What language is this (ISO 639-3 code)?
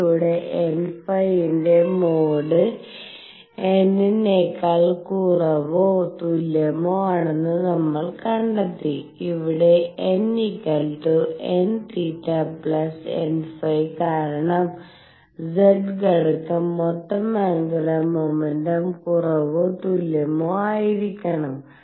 mal